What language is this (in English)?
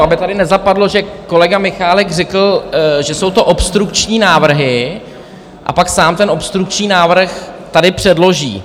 Czech